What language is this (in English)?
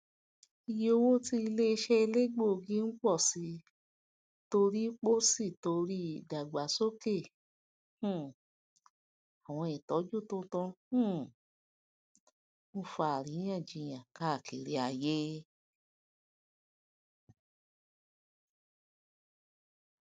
Yoruba